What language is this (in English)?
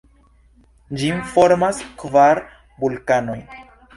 Esperanto